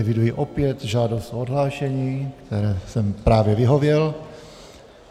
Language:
Czech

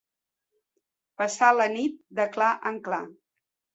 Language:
Catalan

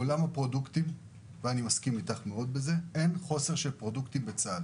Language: Hebrew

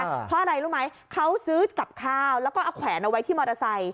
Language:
Thai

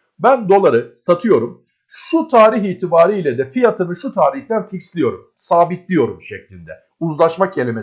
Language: Turkish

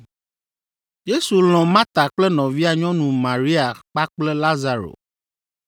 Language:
Ewe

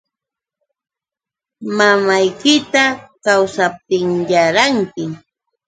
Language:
Yauyos Quechua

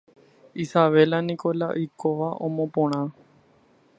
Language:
Guarani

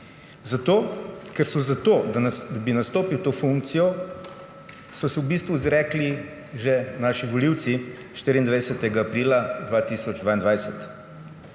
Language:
Slovenian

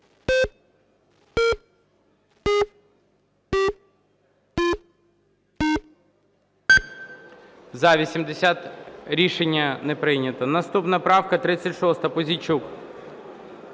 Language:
Ukrainian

